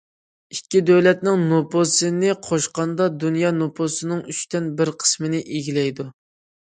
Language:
Uyghur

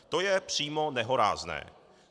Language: Czech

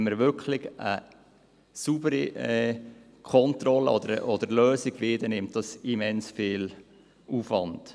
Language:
Swiss German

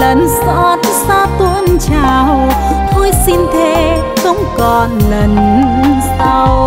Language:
Vietnamese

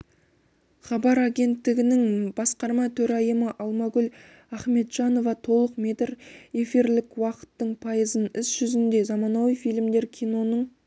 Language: Kazakh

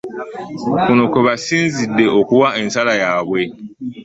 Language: Ganda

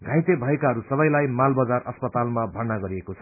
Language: Nepali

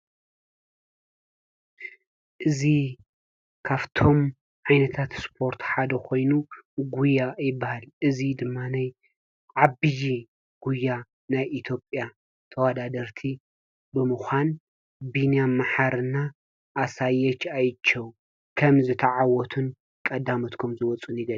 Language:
Tigrinya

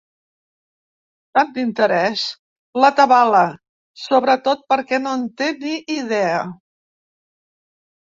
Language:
Catalan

